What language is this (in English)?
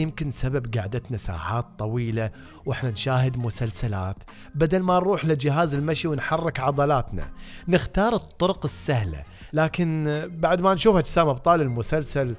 Arabic